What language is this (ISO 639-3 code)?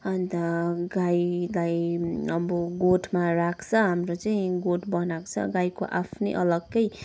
nep